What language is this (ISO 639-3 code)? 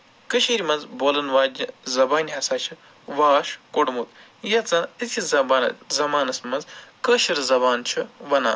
kas